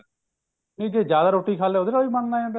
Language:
Punjabi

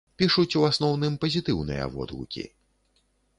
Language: Belarusian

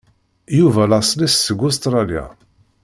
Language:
Kabyle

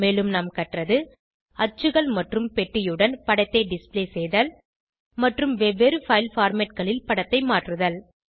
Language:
Tamil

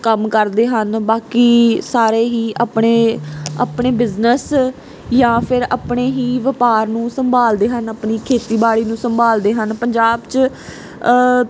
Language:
Punjabi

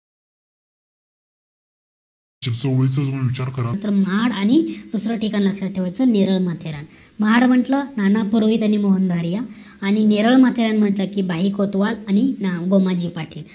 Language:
Marathi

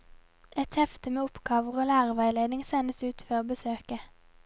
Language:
Norwegian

